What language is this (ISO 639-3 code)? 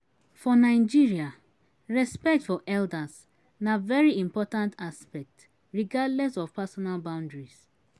pcm